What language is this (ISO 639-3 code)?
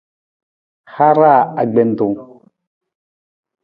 nmz